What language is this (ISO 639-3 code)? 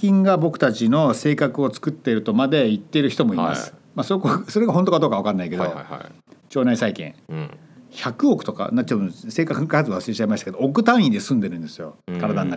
jpn